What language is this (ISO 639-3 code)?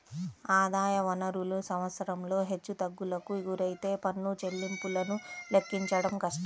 tel